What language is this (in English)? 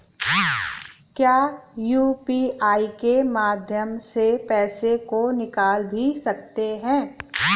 Hindi